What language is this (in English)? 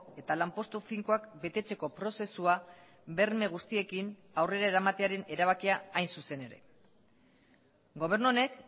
Basque